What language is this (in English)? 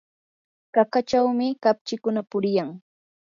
Yanahuanca Pasco Quechua